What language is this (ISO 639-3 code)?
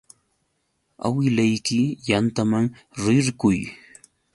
qux